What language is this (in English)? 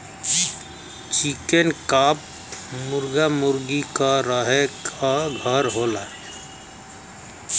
Bhojpuri